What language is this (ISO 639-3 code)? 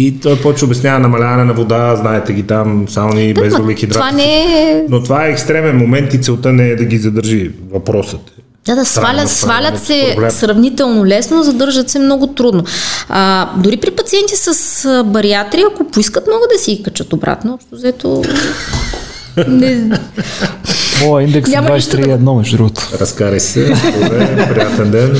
bul